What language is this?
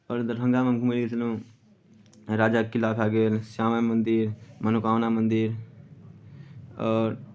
Maithili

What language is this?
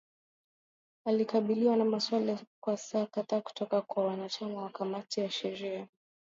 Swahili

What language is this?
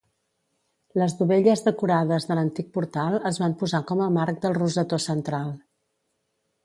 Catalan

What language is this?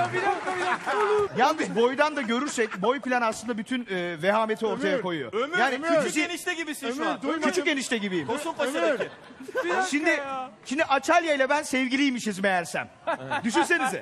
Turkish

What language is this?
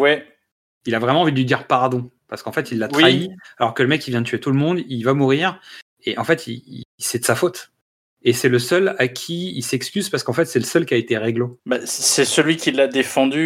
French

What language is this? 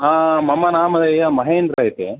Sanskrit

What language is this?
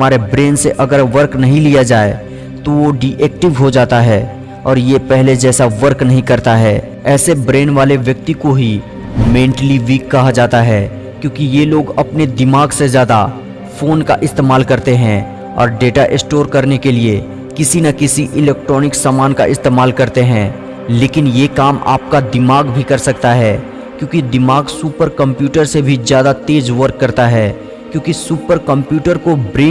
Hindi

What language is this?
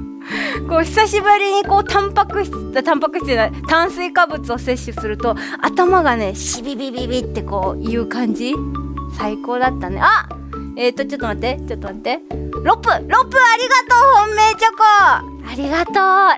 Japanese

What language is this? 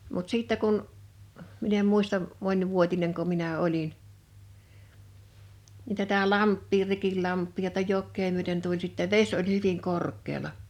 Finnish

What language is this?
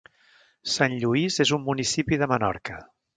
Catalan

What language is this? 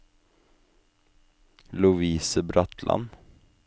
Norwegian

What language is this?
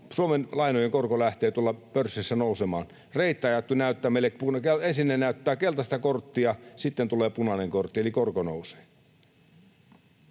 Finnish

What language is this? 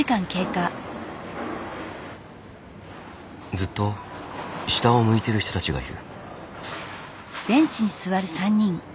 Japanese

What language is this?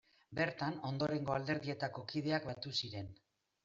Basque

